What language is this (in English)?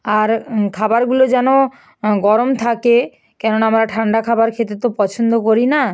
Bangla